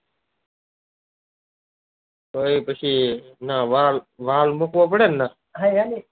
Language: Gujarati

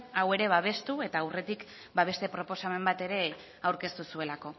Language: Basque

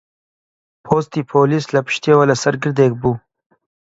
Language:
Central Kurdish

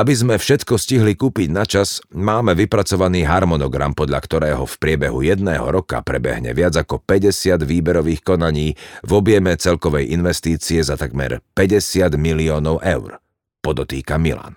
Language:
Slovak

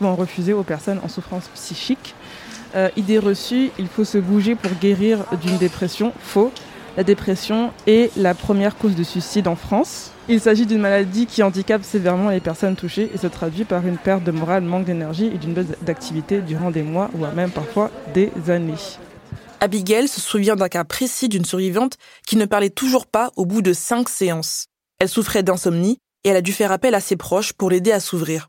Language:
French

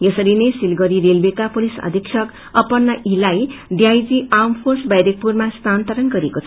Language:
Nepali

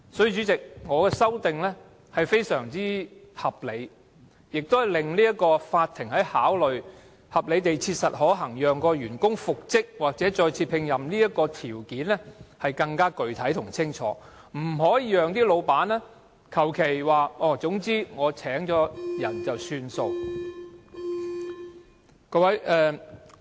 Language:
Cantonese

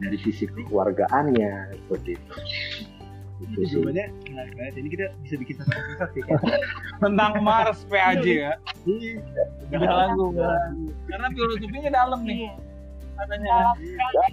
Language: Indonesian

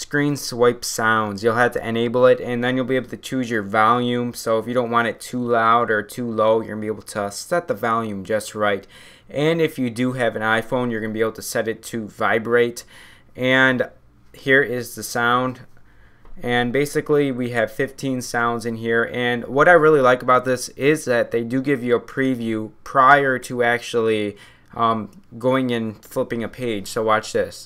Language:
English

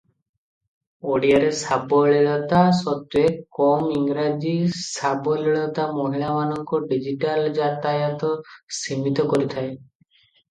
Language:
Odia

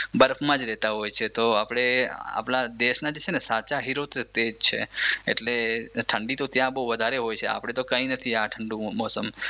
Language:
Gujarati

